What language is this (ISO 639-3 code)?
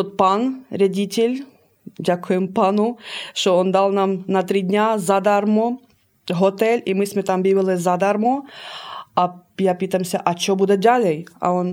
slk